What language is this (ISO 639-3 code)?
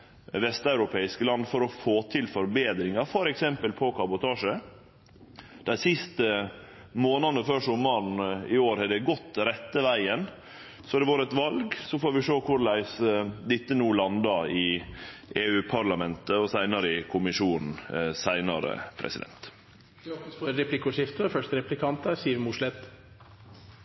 nor